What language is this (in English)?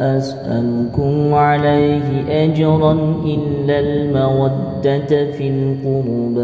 Arabic